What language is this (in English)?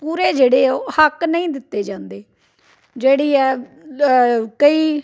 Punjabi